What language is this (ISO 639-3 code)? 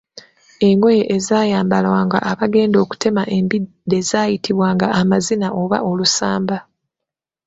lug